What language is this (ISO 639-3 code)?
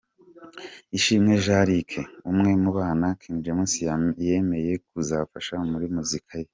kin